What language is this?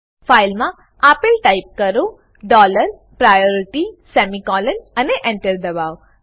Gujarati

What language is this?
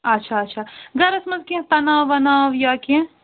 Kashmiri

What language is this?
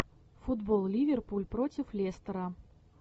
Russian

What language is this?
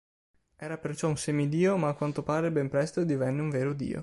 Italian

